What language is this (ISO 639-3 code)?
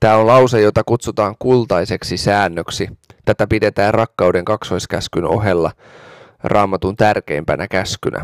fin